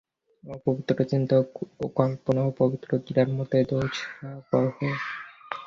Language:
Bangla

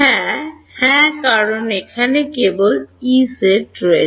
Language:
Bangla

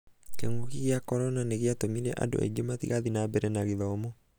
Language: Kikuyu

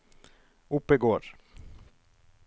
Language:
Norwegian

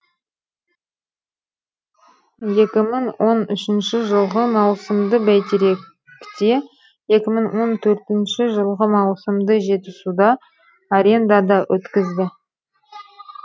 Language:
Kazakh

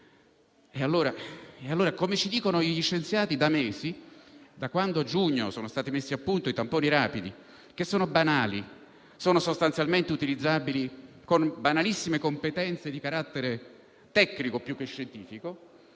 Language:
Italian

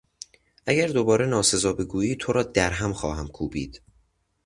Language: Persian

